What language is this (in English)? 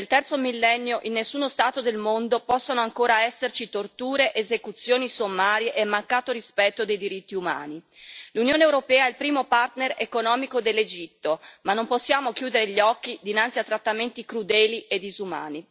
Italian